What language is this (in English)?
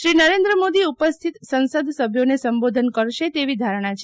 Gujarati